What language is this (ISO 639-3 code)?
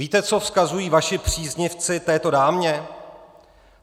ces